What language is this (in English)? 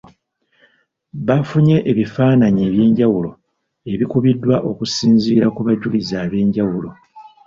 Ganda